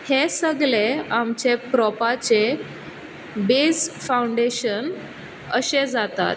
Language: Konkani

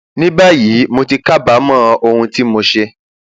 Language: Yoruba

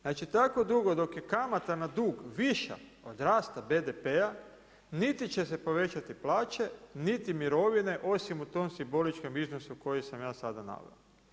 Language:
Croatian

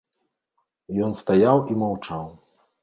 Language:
Belarusian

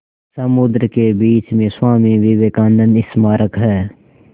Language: Hindi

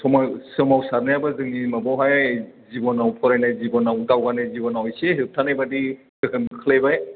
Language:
Bodo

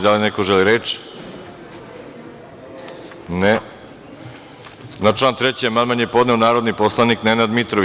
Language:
Serbian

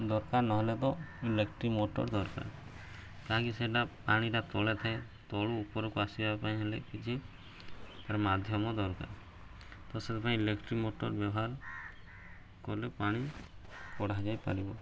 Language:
Odia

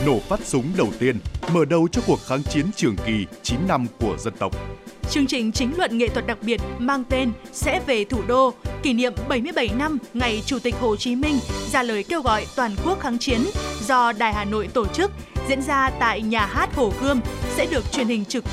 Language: Vietnamese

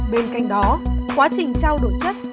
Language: Vietnamese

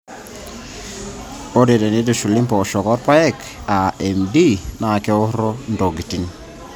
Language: Masai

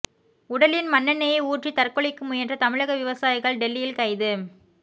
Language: Tamil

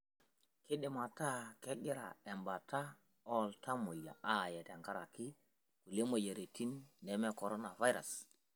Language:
Masai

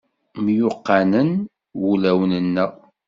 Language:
Kabyle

